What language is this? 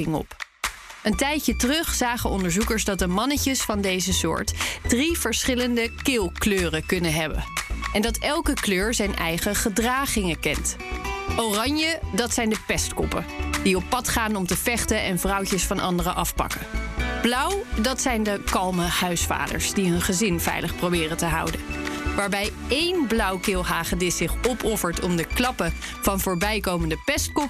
Dutch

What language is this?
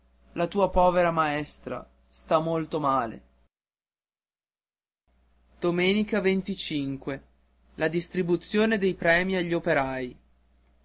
Italian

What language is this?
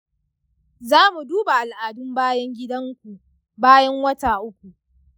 Hausa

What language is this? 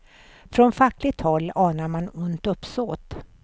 Swedish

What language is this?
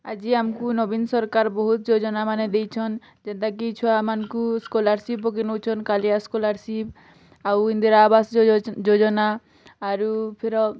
Odia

